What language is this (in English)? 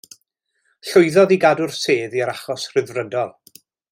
Welsh